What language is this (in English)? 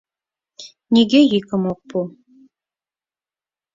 Mari